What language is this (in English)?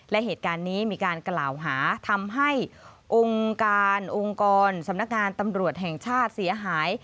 Thai